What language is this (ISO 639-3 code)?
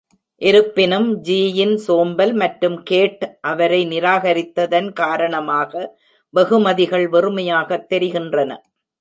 tam